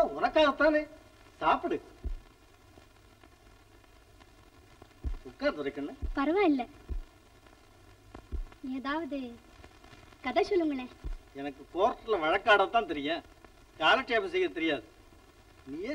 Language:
Tamil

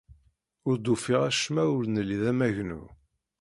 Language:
Kabyle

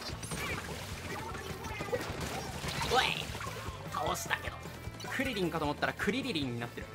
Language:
Japanese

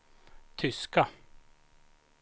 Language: Swedish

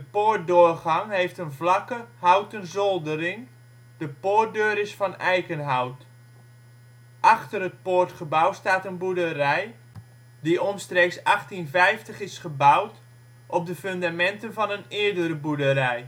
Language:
Dutch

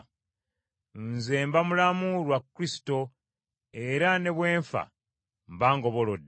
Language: Ganda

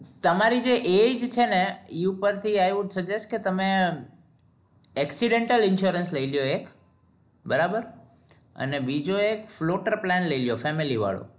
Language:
Gujarati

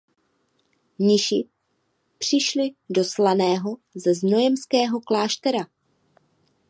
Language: Czech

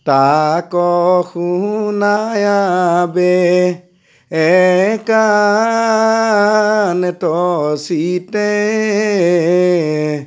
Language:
Assamese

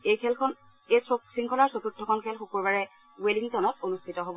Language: Assamese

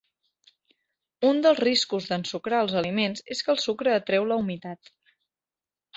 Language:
Catalan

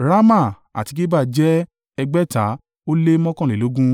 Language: Yoruba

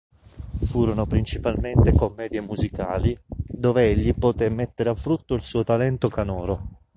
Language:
Italian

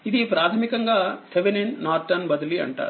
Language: Telugu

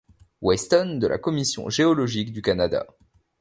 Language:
French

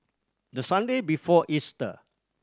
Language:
English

